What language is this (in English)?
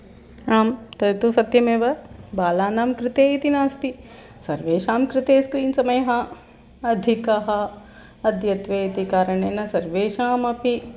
Sanskrit